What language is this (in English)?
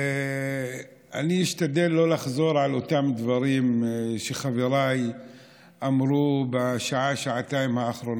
Hebrew